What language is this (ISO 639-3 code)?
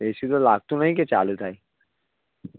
guj